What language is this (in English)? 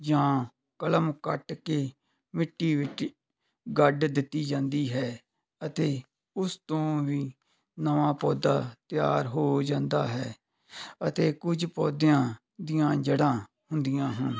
Punjabi